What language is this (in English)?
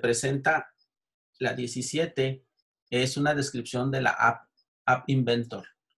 Spanish